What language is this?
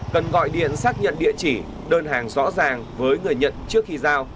Vietnamese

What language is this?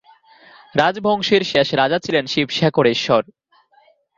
Bangla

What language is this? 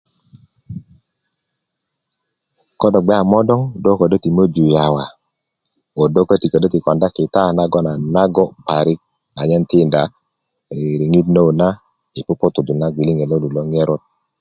Kuku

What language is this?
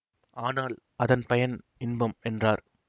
Tamil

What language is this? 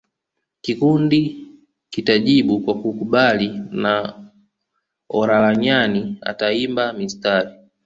Swahili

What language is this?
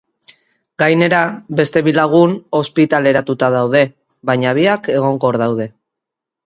Basque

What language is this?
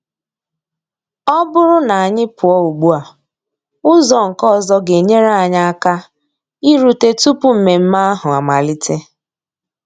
Igbo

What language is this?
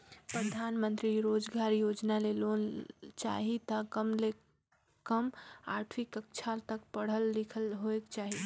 Chhattisgarhi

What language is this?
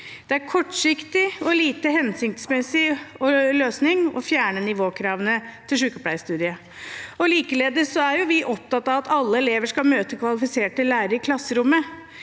Norwegian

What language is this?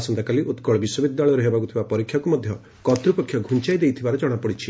Odia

